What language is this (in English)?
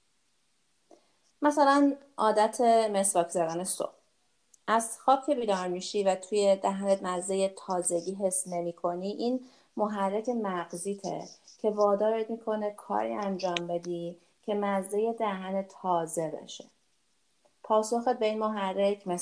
Persian